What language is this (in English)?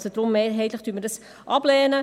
Swiss German